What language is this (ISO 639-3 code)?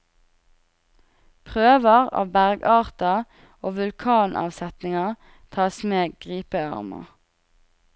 nor